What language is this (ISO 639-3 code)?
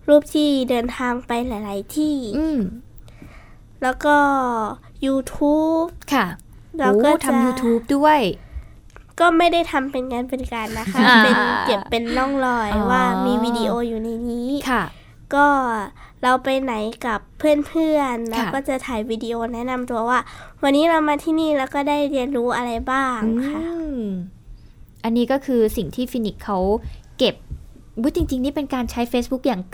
tha